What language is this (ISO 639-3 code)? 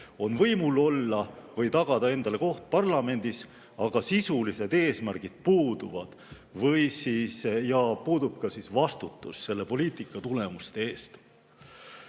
est